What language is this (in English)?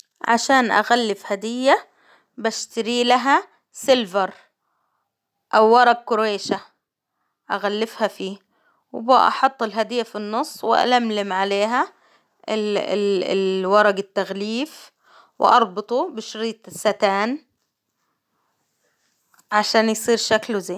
Hijazi Arabic